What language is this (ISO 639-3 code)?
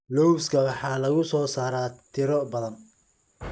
som